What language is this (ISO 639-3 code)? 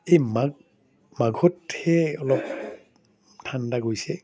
asm